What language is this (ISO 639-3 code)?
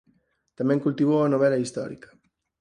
glg